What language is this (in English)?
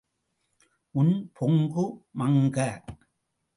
Tamil